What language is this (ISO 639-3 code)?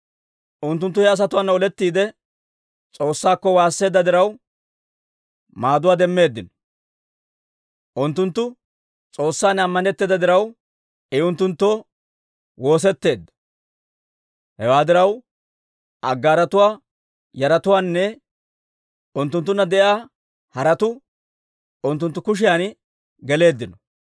dwr